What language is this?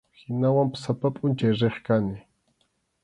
Arequipa-La Unión Quechua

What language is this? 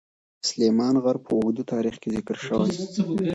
Pashto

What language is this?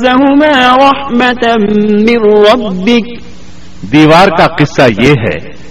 Urdu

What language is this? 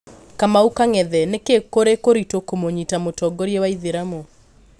Kikuyu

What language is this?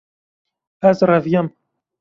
Kurdish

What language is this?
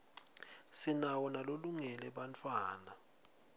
Swati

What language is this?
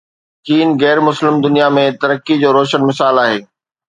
Sindhi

